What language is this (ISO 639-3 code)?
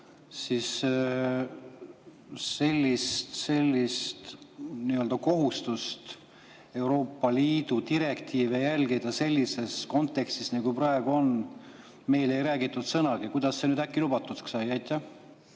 est